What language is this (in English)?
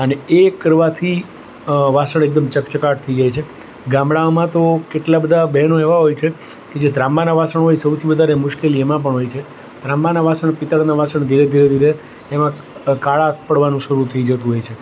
Gujarati